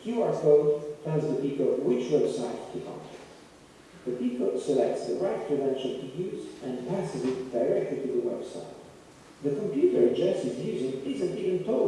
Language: English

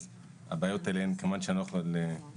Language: Hebrew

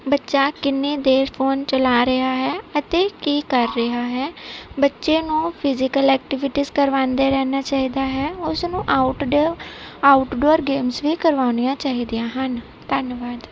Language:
Punjabi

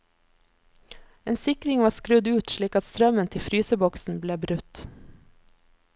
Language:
Norwegian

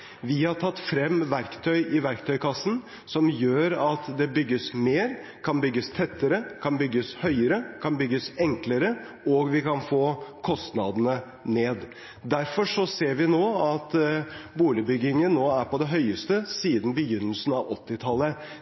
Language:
Norwegian Bokmål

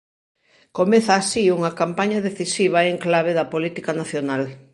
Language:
Galician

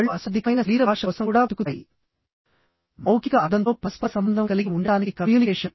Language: Telugu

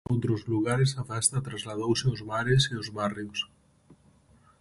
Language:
Galician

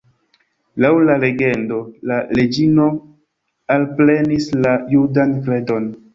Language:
Esperanto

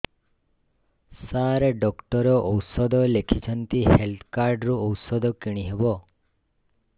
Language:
Odia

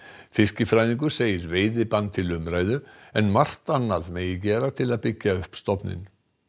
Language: Icelandic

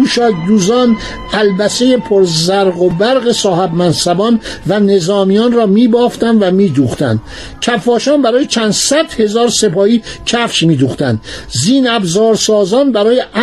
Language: Persian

